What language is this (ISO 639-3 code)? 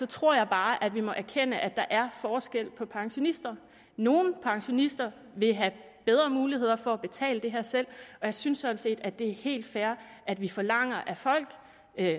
dan